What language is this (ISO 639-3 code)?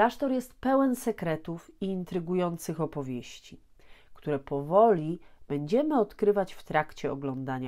pol